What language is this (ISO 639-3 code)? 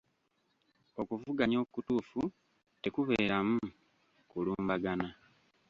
lug